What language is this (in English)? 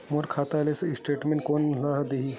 Chhattisgarhi